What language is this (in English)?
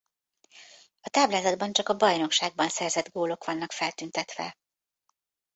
Hungarian